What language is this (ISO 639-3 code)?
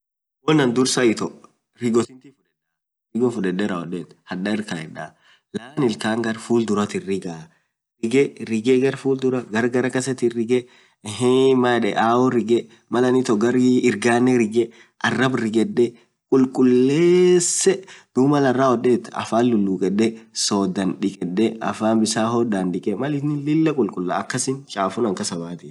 orc